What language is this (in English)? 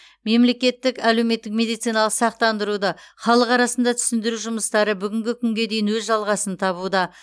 Kazakh